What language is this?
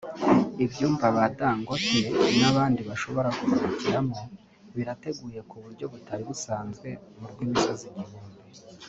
Kinyarwanda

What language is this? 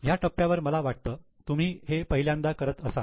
Marathi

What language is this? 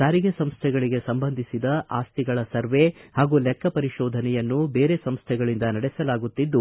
Kannada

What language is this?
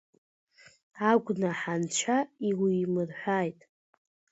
Abkhazian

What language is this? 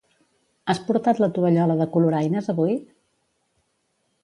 Catalan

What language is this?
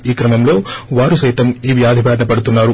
Telugu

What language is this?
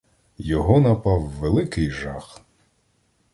Ukrainian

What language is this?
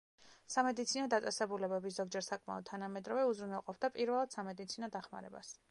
Georgian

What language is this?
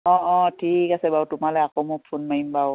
Assamese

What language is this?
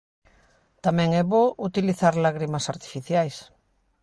Galician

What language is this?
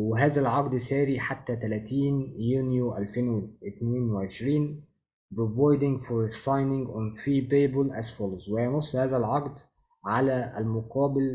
Arabic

